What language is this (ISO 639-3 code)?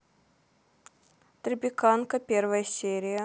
rus